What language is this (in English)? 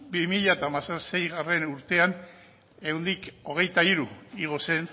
Basque